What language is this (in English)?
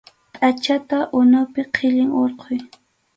Arequipa-La Unión Quechua